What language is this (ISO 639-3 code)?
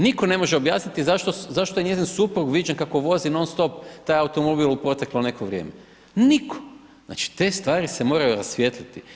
hrv